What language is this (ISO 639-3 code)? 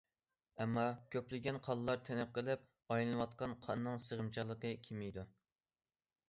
uig